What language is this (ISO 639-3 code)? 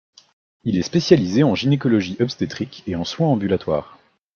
fra